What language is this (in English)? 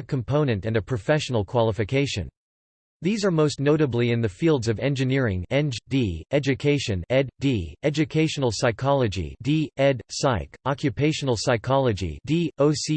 English